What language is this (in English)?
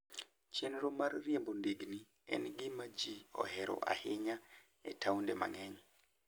Luo (Kenya and Tanzania)